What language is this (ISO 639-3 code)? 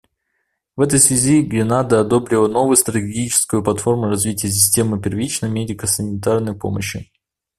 rus